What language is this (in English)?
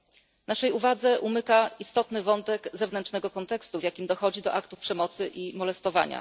Polish